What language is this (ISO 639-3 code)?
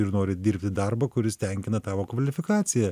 lit